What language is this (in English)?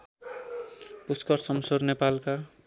Nepali